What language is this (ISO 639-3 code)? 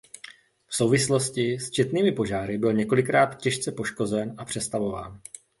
ces